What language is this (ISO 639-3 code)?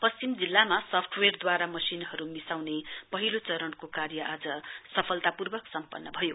nep